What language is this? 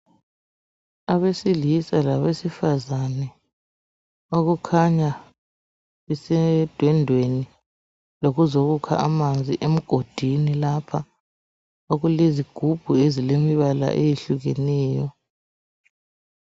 North Ndebele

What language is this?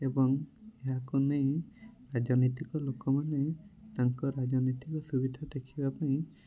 Odia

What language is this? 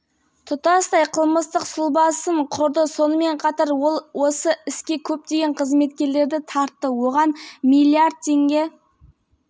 Kazakh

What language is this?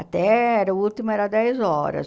Portuguese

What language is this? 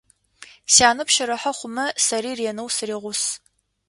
Adyghe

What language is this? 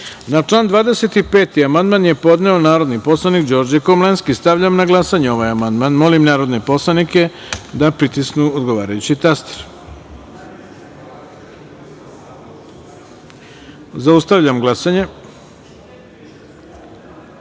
Serbian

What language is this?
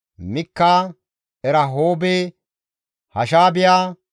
Gamo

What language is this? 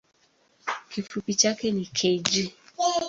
Swahili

